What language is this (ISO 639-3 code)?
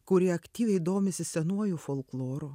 lit